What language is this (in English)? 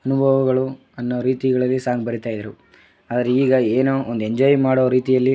Kannada